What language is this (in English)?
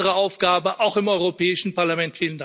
German